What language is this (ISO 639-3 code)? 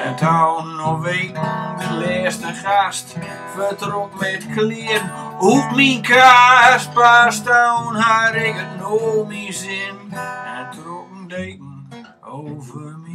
nld